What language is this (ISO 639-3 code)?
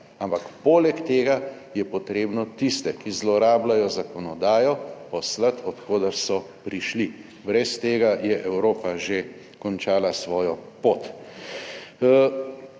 slv